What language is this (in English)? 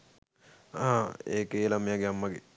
Sinhala